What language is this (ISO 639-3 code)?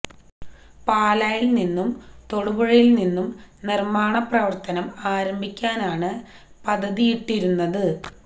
mal